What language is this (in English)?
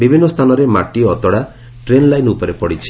Odia